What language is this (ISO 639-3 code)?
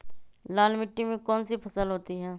mag